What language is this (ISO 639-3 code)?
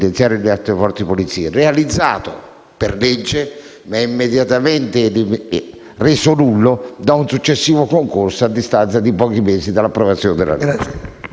ita